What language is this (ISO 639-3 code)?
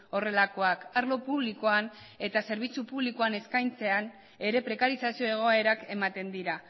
eus